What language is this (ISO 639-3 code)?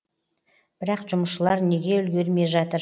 kaz